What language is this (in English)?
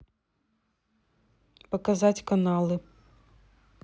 Russian